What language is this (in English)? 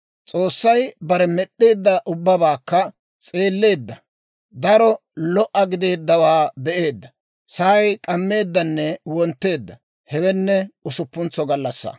Dawro